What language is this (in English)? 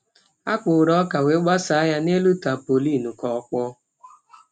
Igbo